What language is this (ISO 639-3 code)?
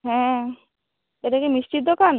ben